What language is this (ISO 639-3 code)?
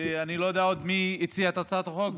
heb